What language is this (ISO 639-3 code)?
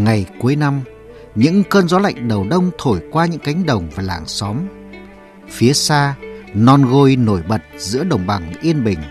vie